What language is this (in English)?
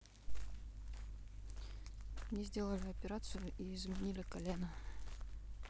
Russian